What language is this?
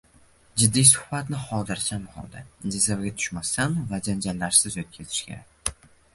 Uzbek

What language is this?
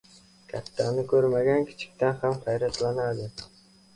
Uzbek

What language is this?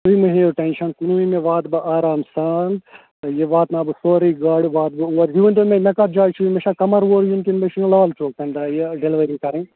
Kashmiri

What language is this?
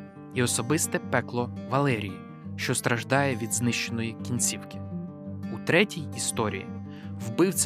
Ukrainian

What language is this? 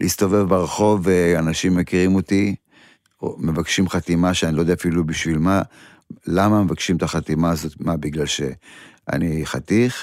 Hebrew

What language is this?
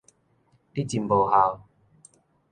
Min Nan Chinese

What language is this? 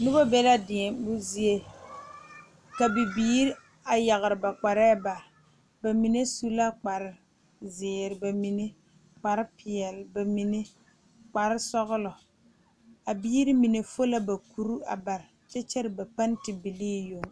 Southern Dagaare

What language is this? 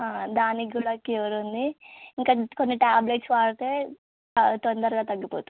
Telugu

